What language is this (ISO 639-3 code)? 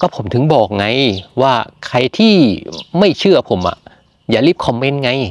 tha